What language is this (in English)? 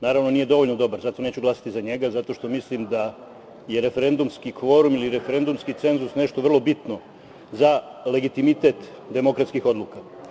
Serbian